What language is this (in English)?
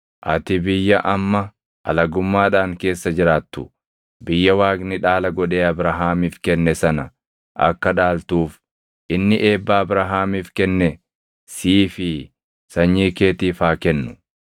Oromo